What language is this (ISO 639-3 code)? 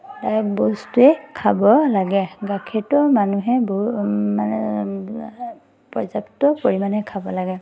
asm